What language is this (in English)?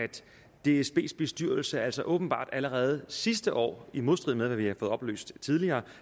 Danish